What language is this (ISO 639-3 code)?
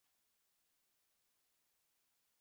luo